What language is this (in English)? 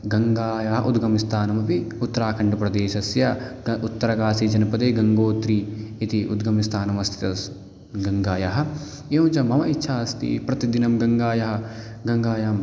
Sanskrit